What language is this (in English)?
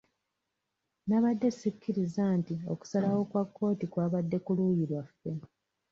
Ganda